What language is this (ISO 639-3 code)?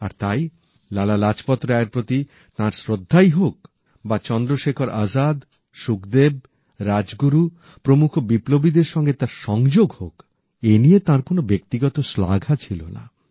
ben